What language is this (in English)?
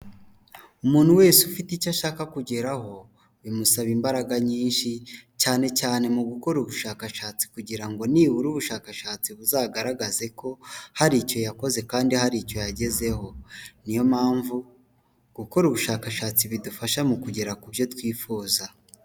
Kinyarwanda